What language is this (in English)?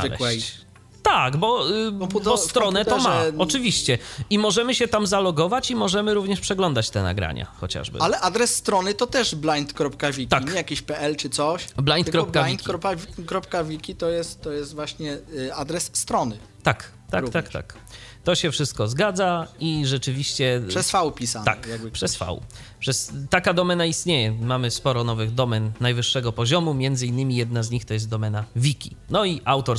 Polish